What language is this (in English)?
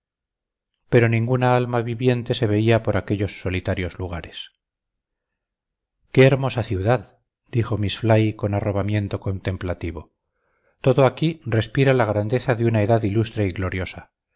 Spanish